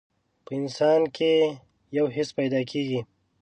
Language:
Pashto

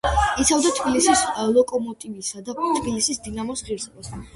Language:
Georgian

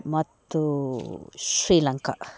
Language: Kannada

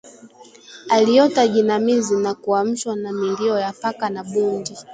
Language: Swahili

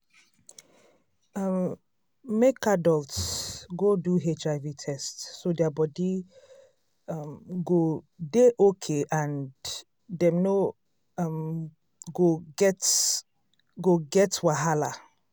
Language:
Nigerian Pidgin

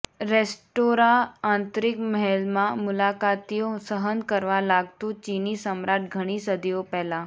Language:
Gujarati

